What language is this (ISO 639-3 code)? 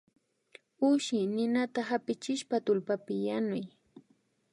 qvi